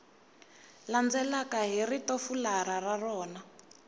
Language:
Tsonga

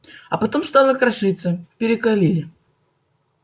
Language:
Russian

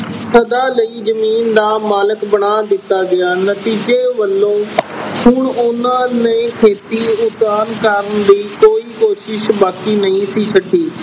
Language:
Punjabi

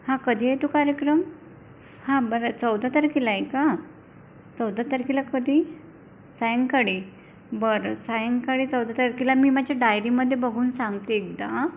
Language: Marathi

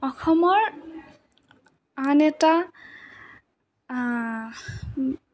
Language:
Assamese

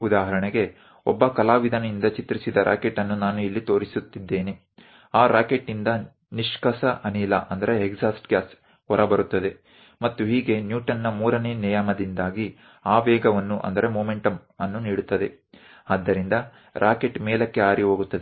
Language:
Gujarati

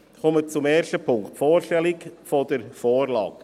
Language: Swiss German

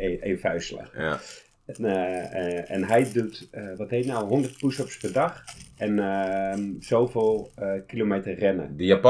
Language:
Dutch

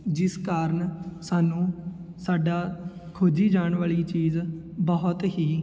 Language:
Punjabi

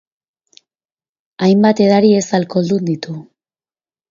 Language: Basque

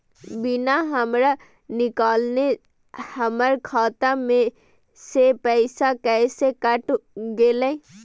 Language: Magahi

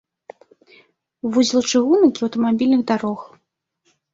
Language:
Belarusian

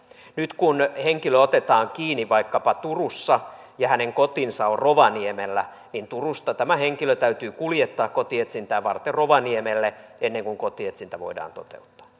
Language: Finnish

